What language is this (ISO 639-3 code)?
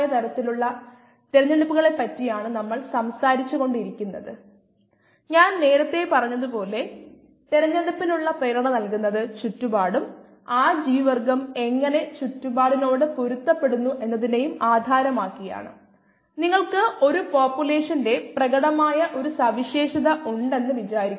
mal